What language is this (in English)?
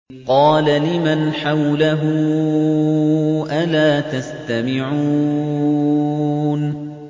Arabic